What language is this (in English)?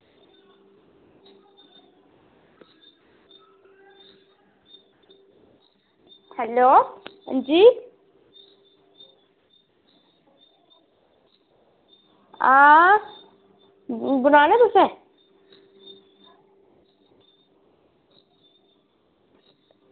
Dogri